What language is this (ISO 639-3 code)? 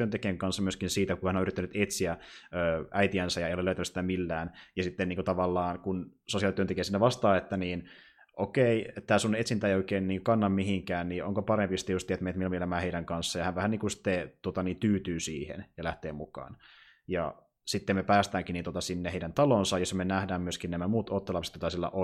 fin